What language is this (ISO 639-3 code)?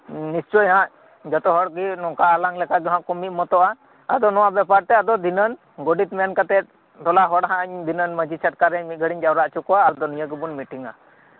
sat